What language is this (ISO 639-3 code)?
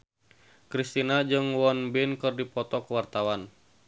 sun